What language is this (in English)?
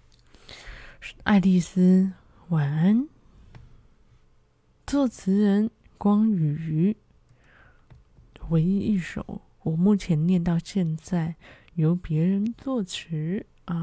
Chinese